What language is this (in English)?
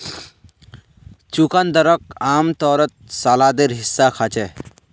Magahi